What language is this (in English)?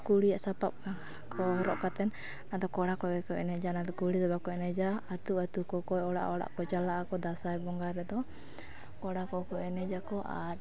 Santali